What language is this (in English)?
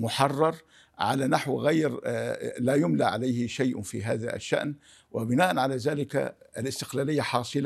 Arabic